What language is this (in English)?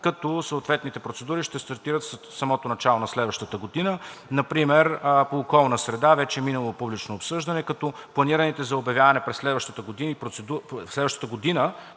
Bulgarian